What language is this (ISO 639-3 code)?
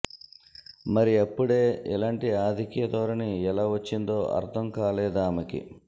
tel